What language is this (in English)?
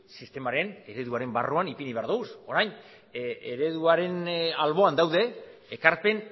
Basque